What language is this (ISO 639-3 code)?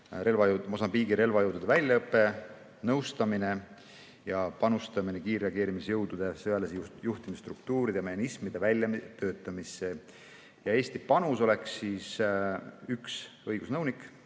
est